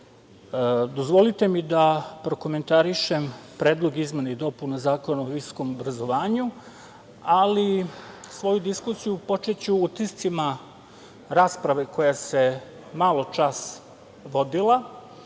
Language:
Serbian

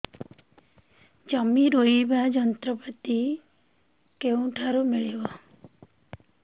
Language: Odia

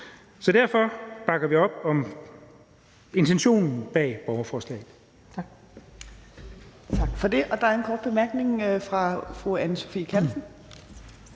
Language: Danish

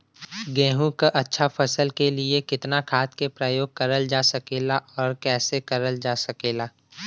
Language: Bhojpuri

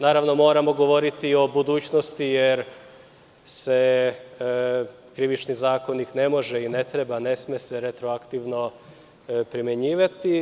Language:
Serbian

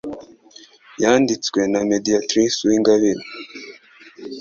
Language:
Kinyarwanda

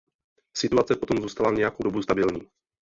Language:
Czech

